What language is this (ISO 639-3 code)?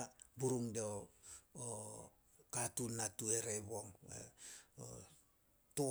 sol